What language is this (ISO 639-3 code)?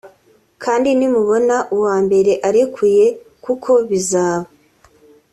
kin